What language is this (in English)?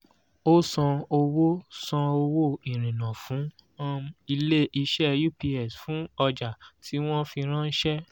Yoruba